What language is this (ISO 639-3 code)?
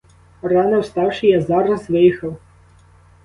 ukr